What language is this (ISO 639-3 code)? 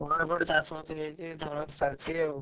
ori